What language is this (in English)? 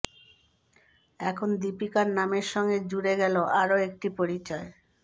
Bangla